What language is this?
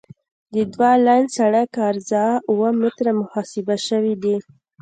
Pashto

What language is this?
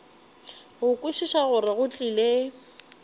Northern Sotho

